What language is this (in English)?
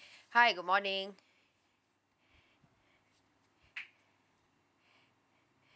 English